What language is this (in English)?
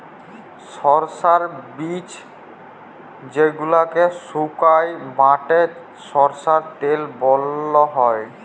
Bangla